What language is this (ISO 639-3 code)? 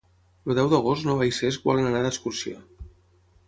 cat